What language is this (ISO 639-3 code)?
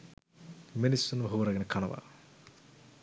sin